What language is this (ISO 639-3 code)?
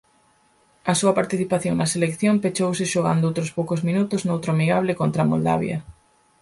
glg